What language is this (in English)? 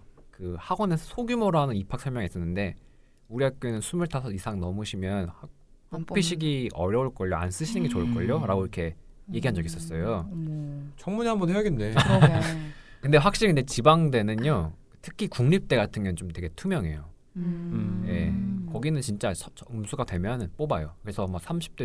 Korean